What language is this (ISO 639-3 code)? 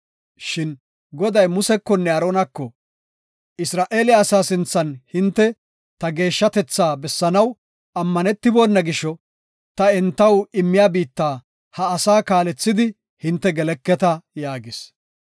gof